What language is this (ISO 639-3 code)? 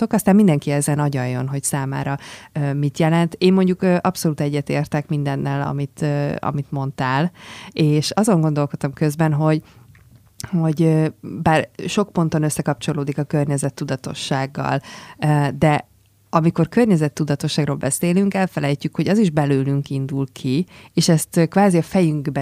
hun